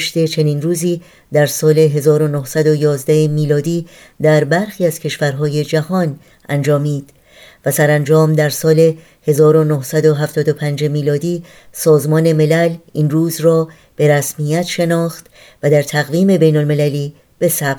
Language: Persian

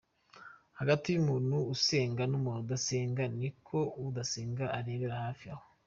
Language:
Kinyarwanda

